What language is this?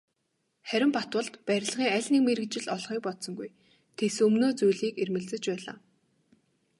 Mongolian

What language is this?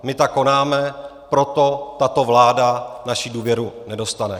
Czech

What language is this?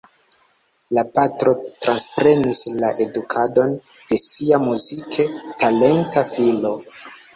Esperanto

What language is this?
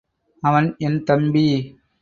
Tamil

